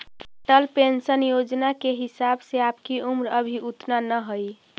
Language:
Magahi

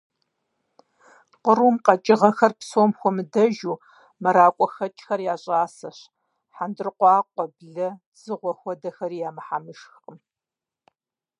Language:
Kabardian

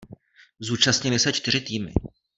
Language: Czech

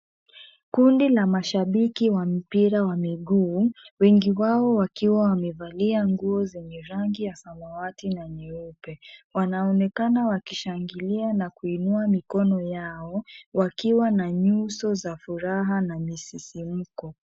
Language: Swahili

